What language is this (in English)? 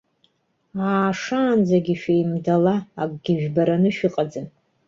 Abkhazian